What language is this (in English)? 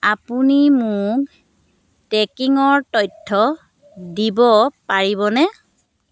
Assamese